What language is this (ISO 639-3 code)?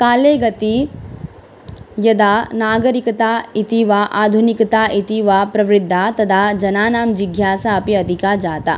san